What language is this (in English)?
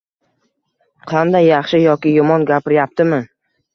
Uzbek